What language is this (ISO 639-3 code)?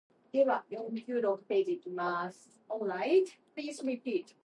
eng